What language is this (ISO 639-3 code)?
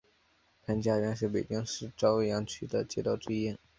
zho